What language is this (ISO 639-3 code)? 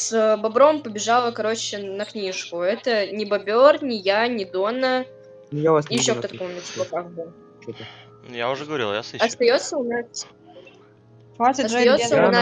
rus